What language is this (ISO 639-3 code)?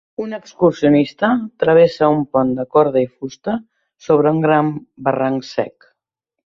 cat